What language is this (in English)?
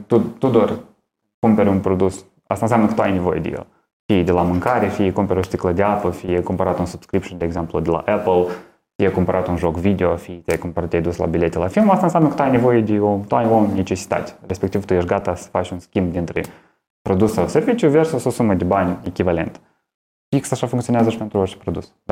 Romanian